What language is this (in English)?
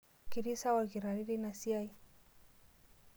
Masai